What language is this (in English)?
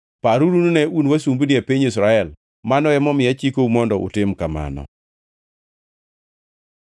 Luo (Kenya and Tanzania)